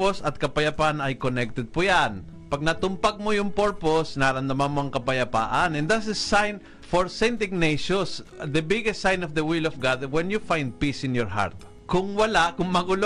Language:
Filipino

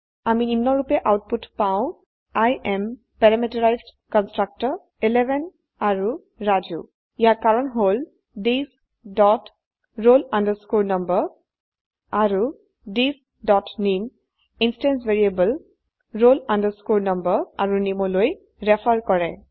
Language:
Assamese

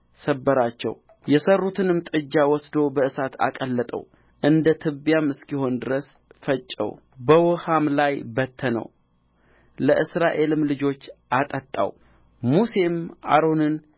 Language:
Amharic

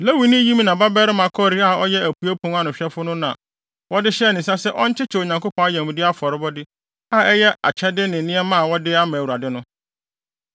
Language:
Akan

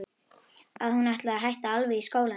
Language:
Icelandic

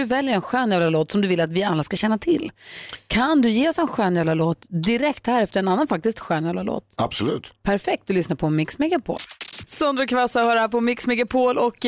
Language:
Swedish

